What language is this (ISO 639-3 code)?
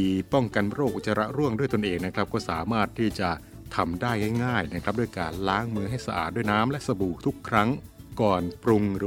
tha